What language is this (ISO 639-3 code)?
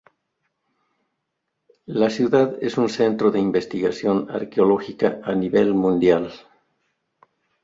spa